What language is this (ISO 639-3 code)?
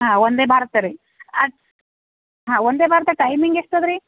kan